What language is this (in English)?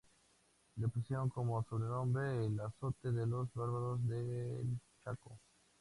Spanish